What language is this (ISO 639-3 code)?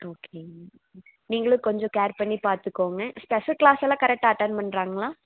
tam